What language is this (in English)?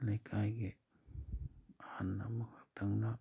Manipuri